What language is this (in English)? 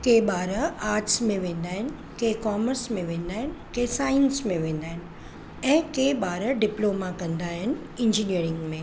Sindhi